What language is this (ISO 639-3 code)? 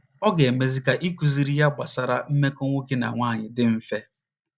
ibo